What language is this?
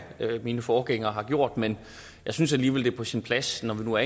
Danish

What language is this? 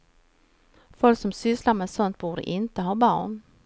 Swedish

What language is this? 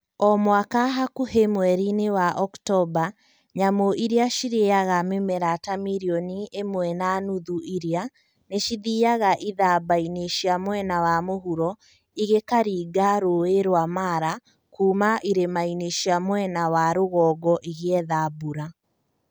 Kikuyu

